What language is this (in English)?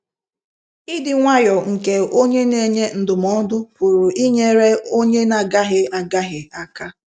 Igbo